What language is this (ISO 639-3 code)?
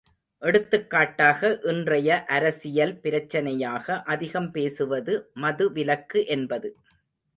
tam